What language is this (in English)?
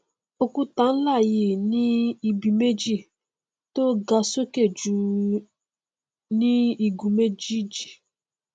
Yoruba